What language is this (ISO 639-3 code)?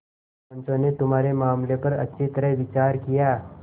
hin